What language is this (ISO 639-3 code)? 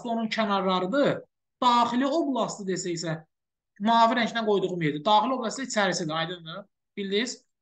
tur